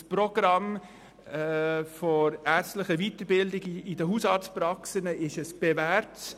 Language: Swiss German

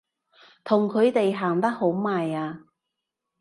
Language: Cantonese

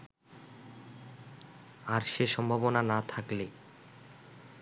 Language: Bangla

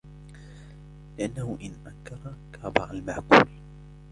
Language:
Arabic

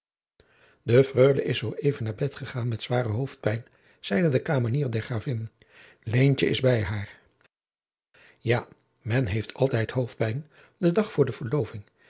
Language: Dutch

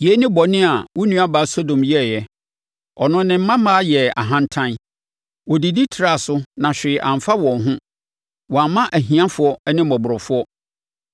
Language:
Akan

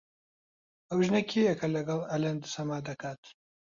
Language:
Central Kurdish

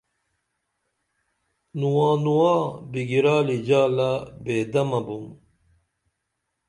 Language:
Dameli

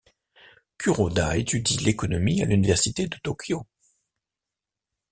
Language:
French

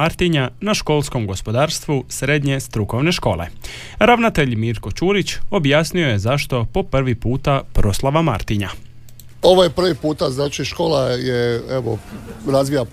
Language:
Croatian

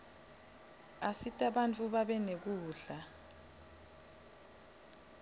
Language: Swati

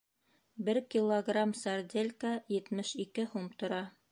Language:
Bashkir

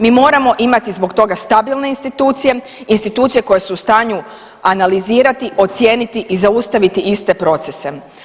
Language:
Croatian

